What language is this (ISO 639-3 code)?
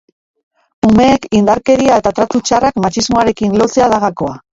eus